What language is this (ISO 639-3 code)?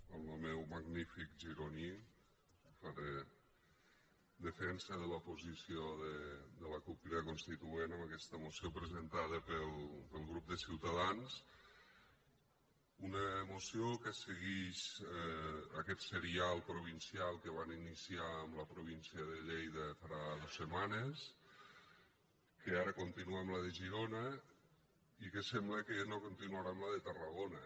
cat